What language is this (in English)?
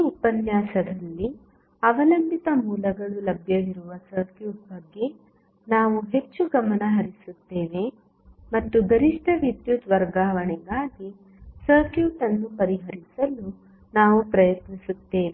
Kannada